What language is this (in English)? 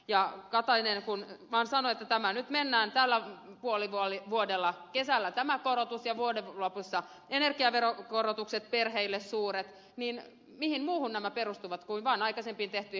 Finnish